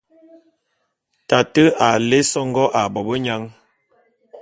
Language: Bulu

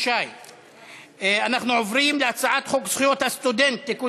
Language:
Hebrew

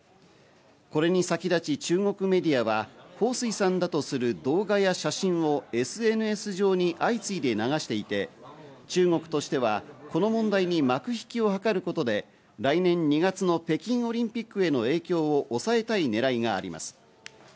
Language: Japanese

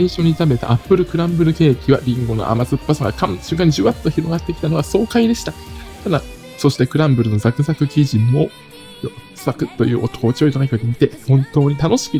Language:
Japanese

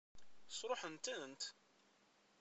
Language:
Kabyle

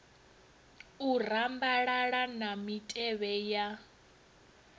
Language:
Venda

